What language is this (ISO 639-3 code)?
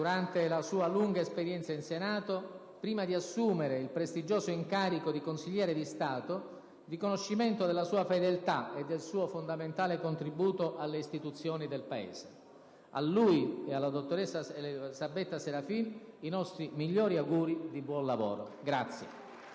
ita